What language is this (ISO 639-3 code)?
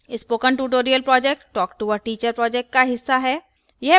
hin